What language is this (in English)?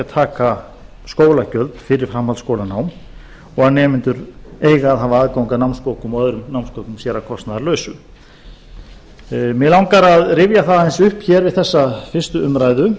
Icelandic